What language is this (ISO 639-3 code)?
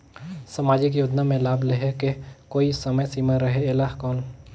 hne